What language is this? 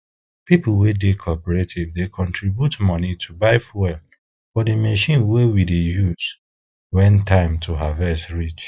Nigerian Pidgin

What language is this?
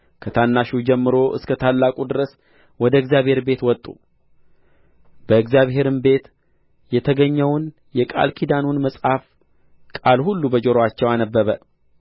Amharic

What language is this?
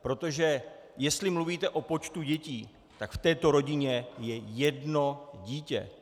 Czech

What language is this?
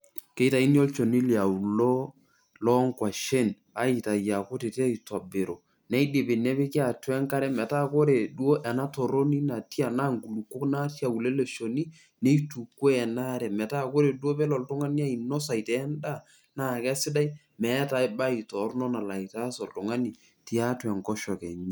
Masai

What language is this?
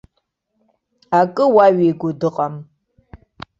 Abkhazian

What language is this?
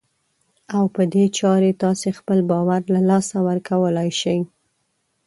Pashto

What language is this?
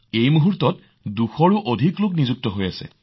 Assamese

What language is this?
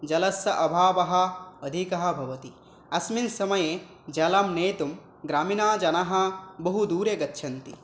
Sanskrit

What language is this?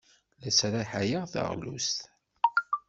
Kabyle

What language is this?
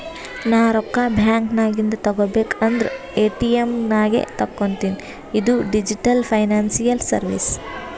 Kannada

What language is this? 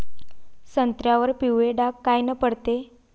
Marathi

